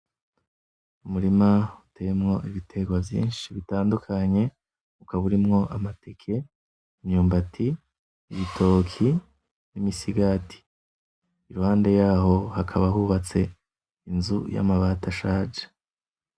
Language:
Rundi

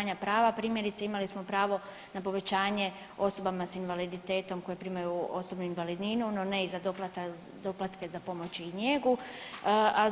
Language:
Croatian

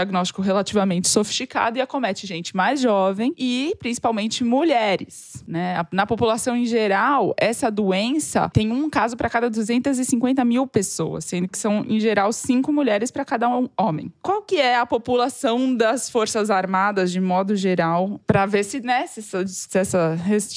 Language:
Portuguese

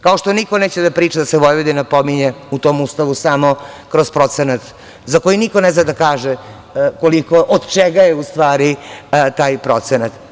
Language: Serbian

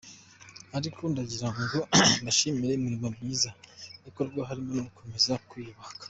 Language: Kinyarwanda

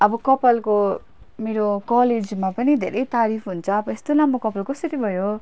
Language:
Nepali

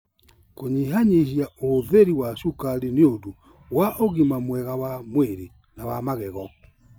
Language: Kikuyu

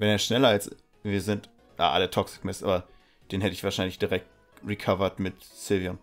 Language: German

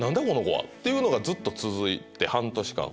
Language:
Japanese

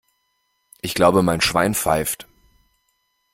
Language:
German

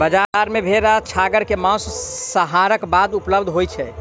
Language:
Maithili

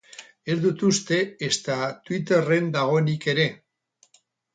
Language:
Basque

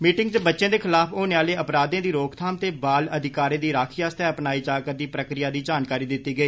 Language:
Dogri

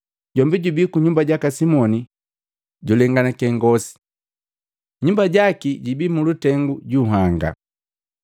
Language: Matengo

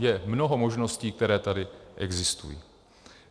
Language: Czech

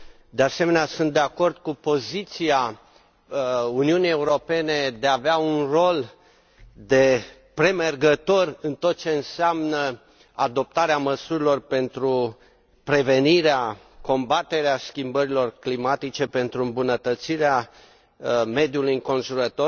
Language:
Romanian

